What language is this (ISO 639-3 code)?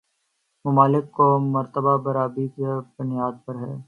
urd